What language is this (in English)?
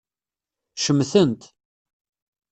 Kabyle